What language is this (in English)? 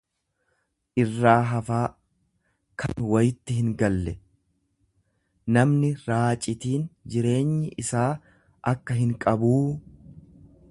Oromo